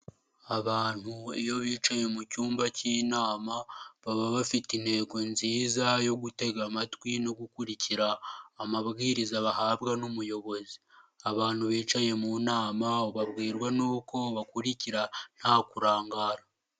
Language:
Kinyarwanda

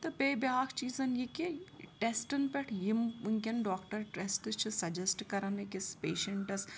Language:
Kashmiri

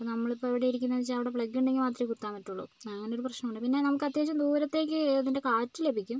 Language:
Malayalam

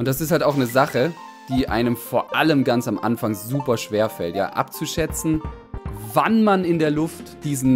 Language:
German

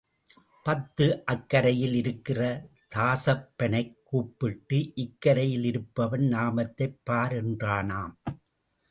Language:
Tamil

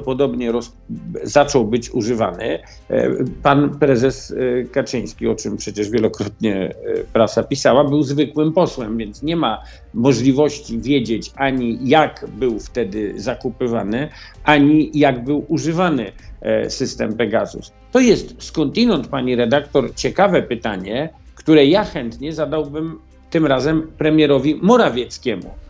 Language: Polish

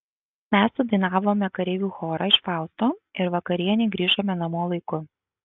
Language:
Lithuanian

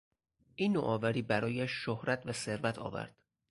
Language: Persian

